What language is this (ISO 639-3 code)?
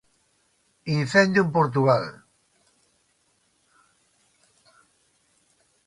glg